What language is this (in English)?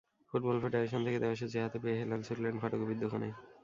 Bangla